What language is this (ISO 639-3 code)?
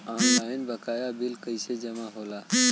bho